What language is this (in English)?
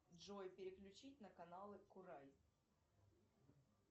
Russian